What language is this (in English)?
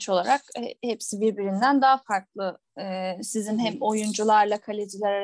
Turkish